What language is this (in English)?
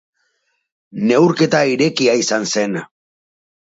Basque